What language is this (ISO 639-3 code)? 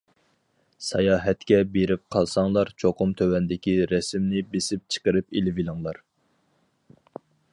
uig